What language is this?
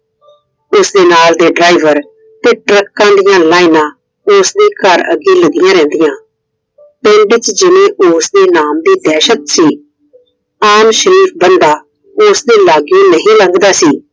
Punjabi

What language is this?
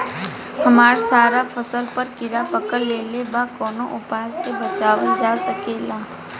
Bhojpuri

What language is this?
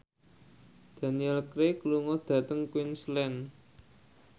Javanese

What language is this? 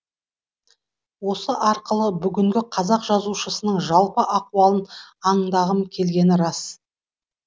Kazakh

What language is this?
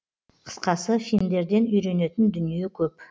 Kazakh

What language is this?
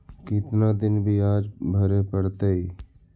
Magahi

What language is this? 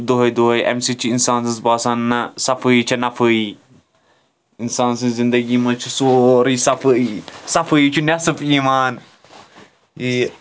Kashmiri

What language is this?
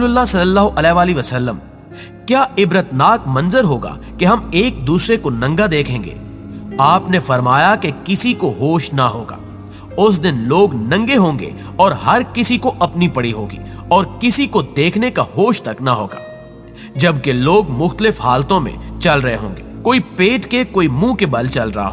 Hindi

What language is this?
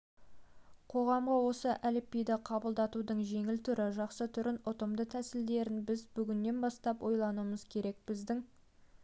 Kazakh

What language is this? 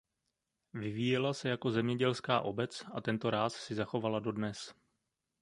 Czech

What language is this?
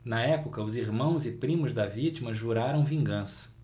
Portuguese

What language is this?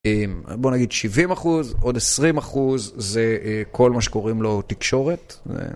Hebrew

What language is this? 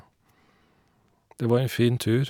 Norwegian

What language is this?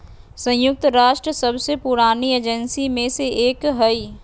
Magahi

